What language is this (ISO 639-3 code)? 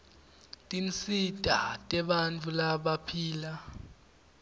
ssw